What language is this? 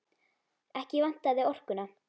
Icelandic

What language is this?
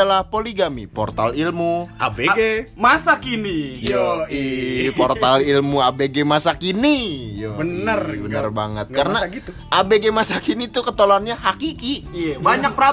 Indonesian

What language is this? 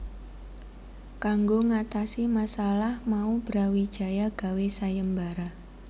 Javanese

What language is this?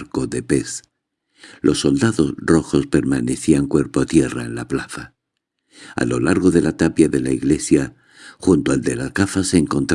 Spanish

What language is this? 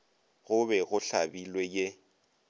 Northern Sotho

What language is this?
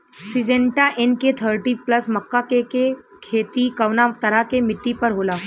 Bhojpuri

